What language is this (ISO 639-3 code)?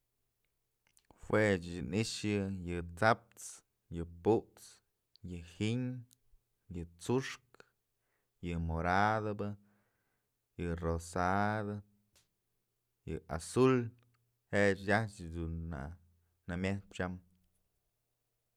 mzl